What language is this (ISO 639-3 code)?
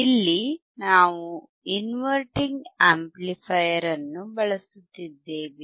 kan